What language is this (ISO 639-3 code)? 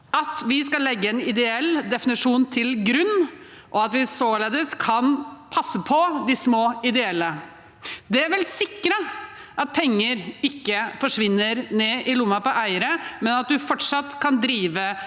nor